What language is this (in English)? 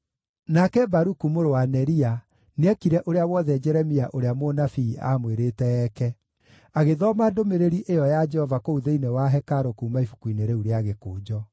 Kikuyu